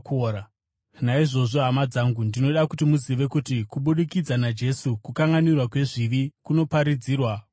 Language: Shona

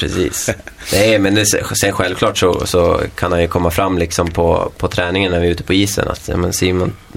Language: Swedish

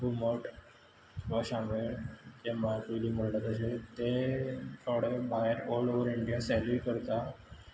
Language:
Konkani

